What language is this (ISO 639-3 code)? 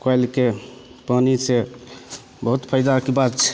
mai